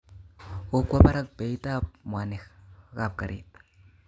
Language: Kalenjin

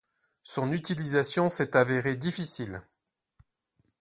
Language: French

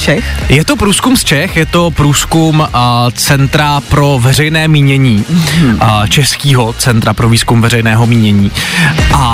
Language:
Czech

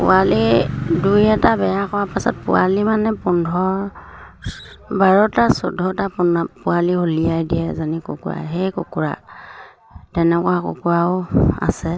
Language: Assamese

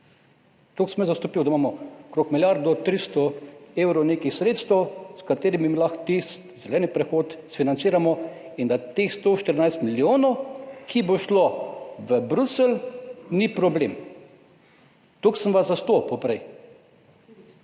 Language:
Slovenian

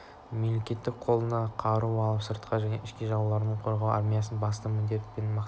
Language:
Kazakh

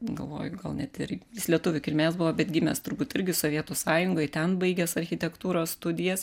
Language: Lithuanian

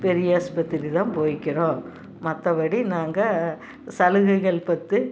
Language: Tamil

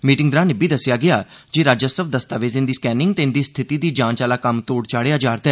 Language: Dogri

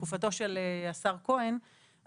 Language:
Hebrew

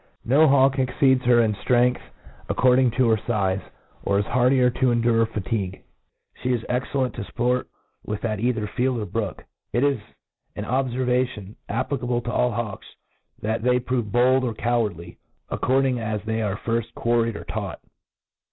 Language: English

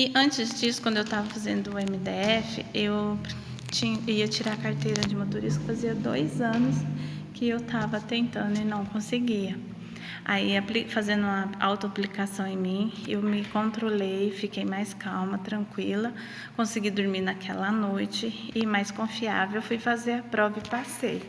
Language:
Portuguese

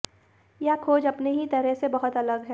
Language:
Hindi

